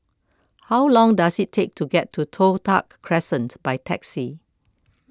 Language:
English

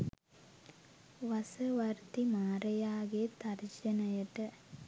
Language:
Sinhala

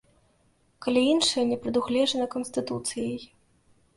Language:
Belarusian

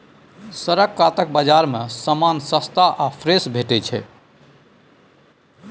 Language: Maithili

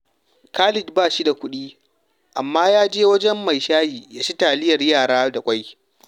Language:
Hausa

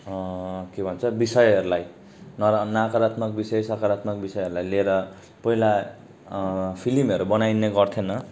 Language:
Nepali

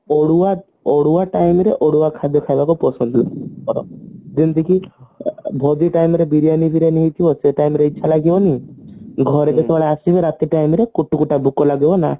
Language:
Odia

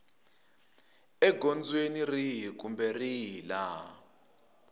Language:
Tsonga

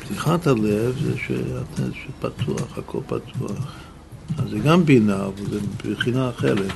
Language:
Hebrew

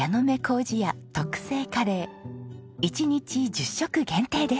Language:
Japanese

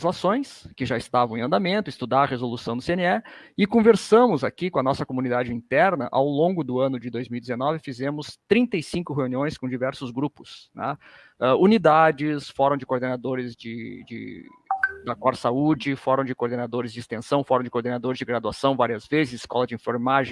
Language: Portuguese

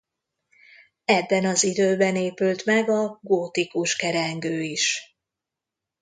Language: Hungarian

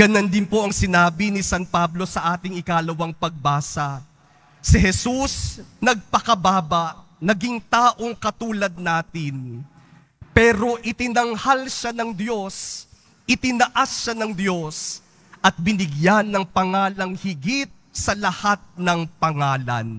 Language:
Filipino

